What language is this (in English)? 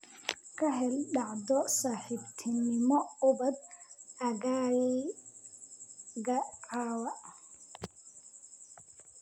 Somali